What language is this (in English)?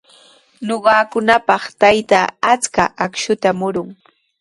Sihuas Ancash Quechua